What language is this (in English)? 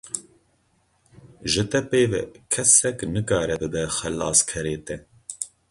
Kurdish